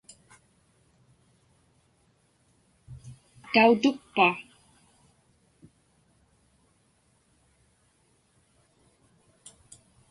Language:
Inupiaq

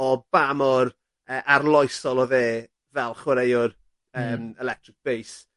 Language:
Welsh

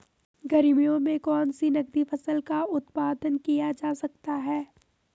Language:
Hindi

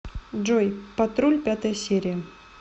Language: Russian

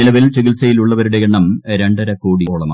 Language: Malayalam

